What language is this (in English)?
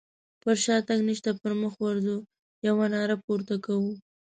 Pashto